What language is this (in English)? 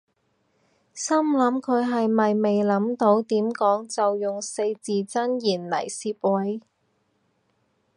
Cantonese